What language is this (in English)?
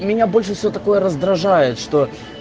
Russian